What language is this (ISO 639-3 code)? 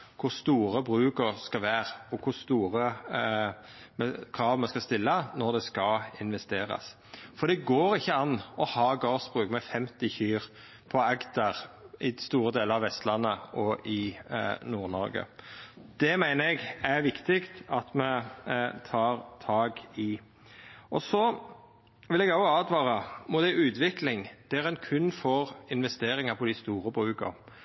nno